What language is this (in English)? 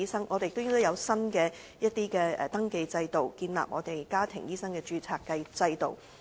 Cantonese